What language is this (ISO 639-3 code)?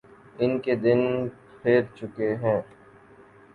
urd